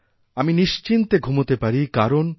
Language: Bangla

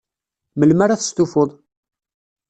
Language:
Kabyle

